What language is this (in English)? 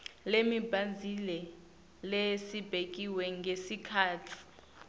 Swati